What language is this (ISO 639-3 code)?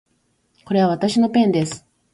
jpn